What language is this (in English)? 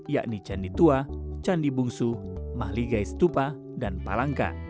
Indonesian